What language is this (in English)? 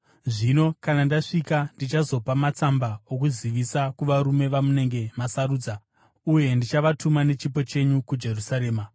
Shona